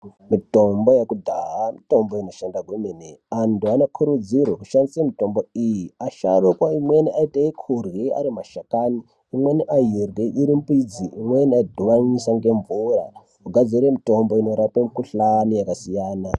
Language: Ndau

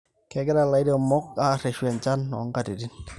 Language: Masai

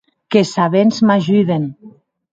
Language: Occitan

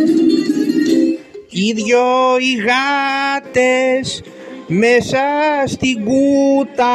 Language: Greek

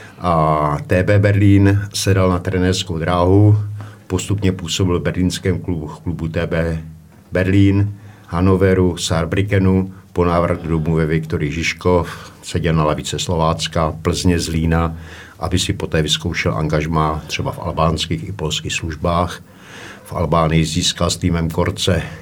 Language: Czech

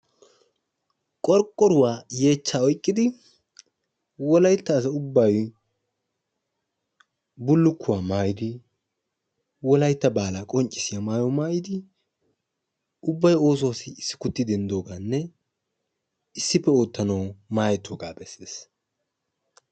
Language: Wolaytta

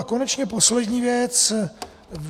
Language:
Czech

